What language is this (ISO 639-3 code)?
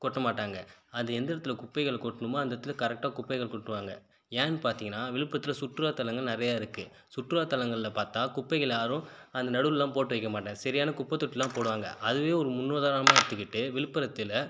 tam